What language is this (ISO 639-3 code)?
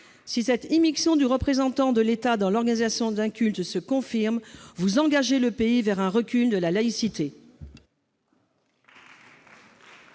fra